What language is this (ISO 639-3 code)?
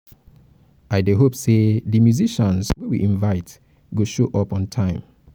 pcm